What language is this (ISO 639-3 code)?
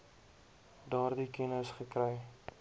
afr